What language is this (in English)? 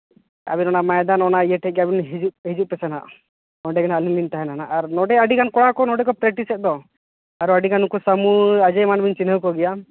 Santali